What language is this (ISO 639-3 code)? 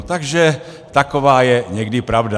ces